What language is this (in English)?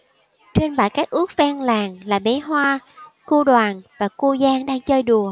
Vietnamese